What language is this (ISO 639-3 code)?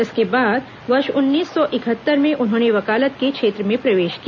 hin